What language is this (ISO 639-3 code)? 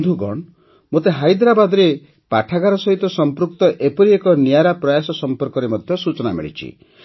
ori